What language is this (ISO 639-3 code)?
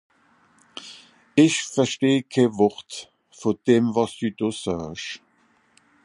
gsw